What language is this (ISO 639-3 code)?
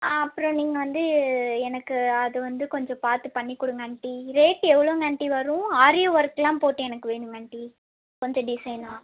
tam